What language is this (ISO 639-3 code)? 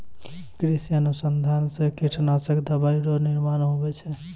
mai